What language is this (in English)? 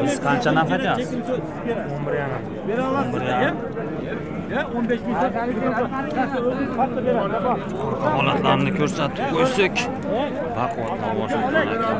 Turkish